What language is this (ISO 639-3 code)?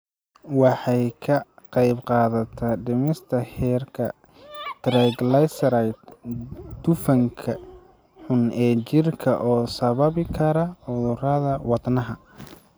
som